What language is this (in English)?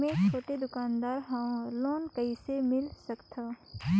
Chhattisgarhi